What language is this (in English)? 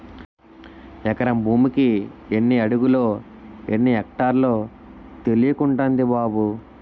Telugu